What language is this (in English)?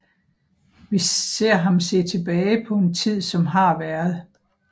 Danish